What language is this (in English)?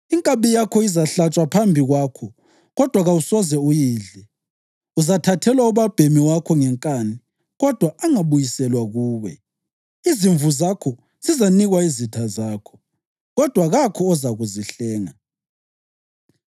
North Ndebele